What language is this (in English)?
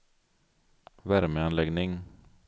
Swedish